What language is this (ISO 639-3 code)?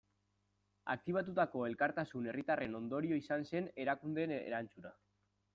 eus